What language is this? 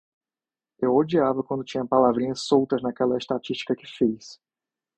Portuguese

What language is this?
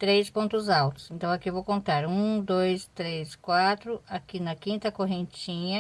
Portuguese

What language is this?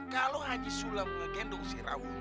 Indonesian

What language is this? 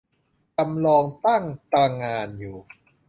Thai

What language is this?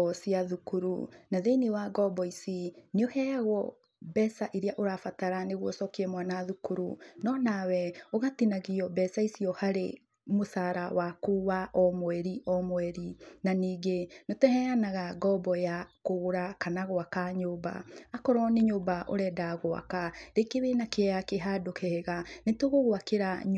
Kikuyu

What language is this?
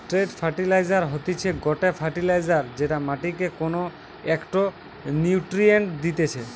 Bangla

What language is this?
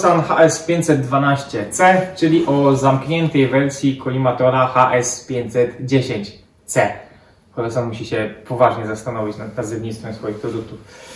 Polish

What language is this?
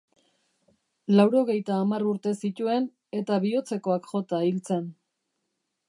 Basque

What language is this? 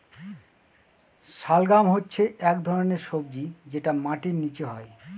Bangla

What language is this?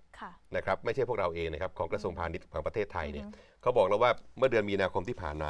Thai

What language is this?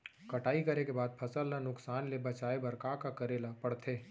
Chhattisgarhi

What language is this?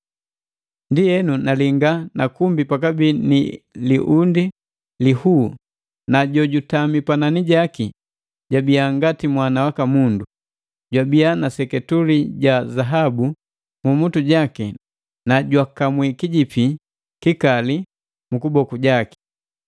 Matengo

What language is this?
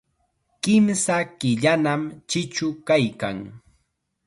Chiquián Ancash Quechua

